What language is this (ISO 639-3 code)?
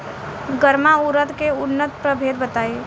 bho